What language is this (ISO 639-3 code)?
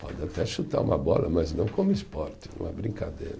por